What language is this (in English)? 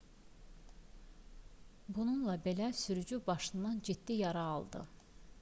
Azerbaijani